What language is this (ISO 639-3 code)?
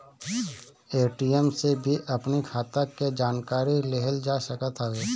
bho